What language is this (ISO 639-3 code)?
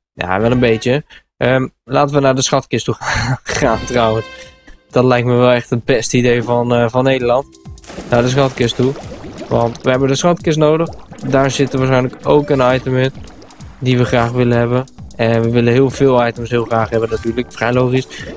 nld